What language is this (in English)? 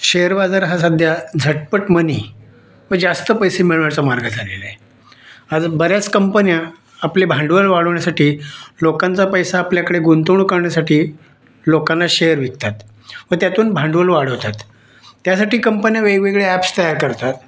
Marathi